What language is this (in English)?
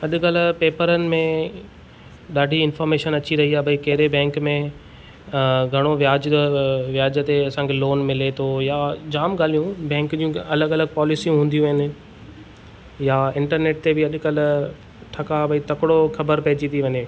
Sindhi